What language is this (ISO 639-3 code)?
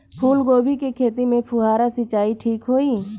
bho